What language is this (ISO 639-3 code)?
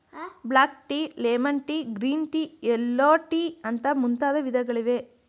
kan